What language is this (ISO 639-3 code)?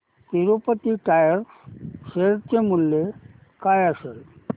mar